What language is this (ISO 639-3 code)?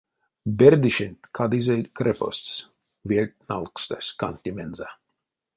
myv